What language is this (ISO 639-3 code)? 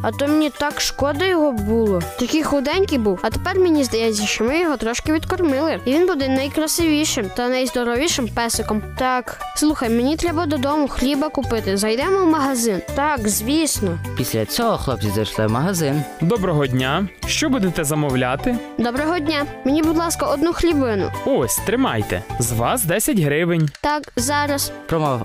ukr